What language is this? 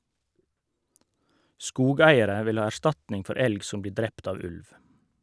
Norwegian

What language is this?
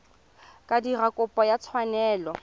Tswana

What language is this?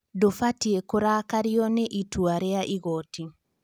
Kikuyu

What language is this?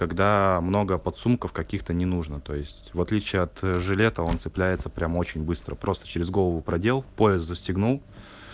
Russian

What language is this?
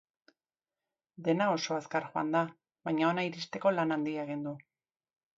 Basque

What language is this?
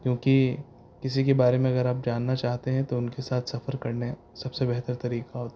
Urdu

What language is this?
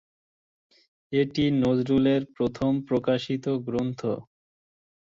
Bangla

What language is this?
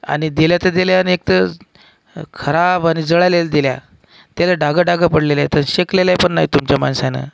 Marathi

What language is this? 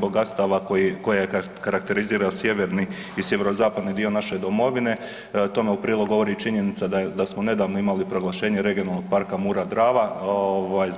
Croatian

